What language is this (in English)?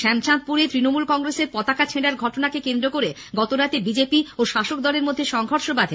Bangla